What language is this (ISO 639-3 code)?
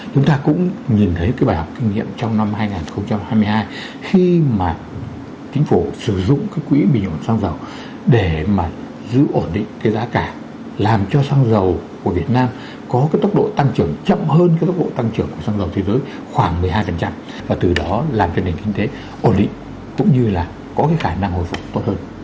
vie